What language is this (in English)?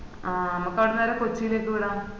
Malayalam